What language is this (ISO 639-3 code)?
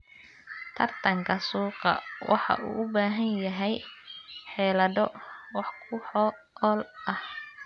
som